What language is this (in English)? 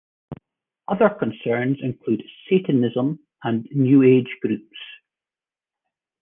English